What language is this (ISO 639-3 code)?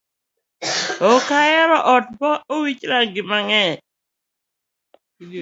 luo